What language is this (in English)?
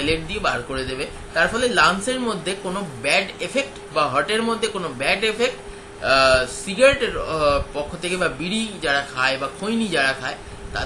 Hindi